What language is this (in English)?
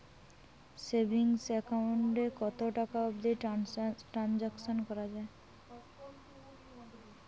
Bangla